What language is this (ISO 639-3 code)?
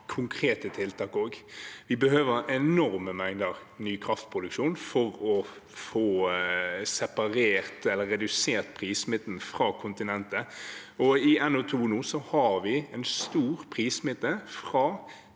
nor